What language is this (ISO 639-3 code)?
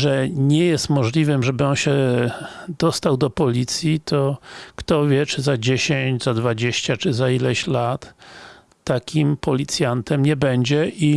pol